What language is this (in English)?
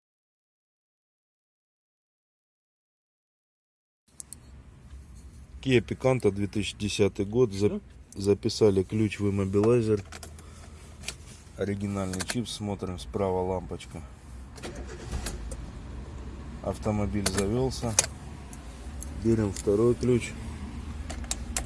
Russian